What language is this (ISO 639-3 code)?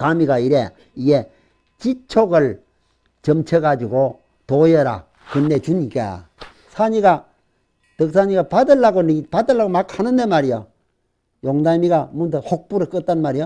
kor